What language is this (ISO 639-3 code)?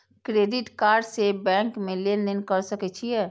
mai